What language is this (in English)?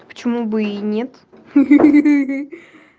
Russian